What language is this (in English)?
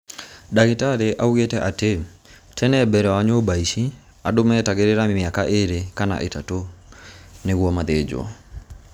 Kikuyu